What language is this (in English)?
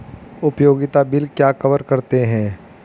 Hindi